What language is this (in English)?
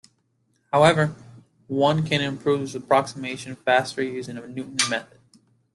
English